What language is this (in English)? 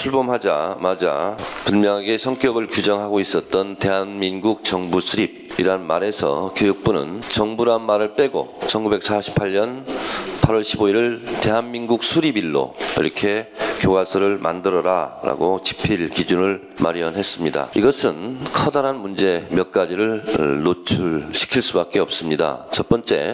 Korean